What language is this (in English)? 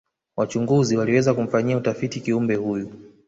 Swahili